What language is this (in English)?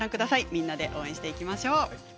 Japanese